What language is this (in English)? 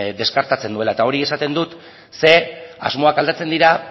Basque